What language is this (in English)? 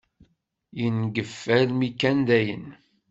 Kabyle